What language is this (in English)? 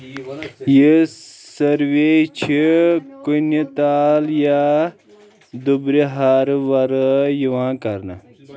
Kashmiri